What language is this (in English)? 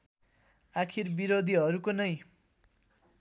Nepali